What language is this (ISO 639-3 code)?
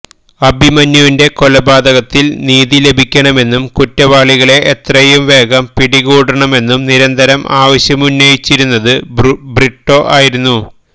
mal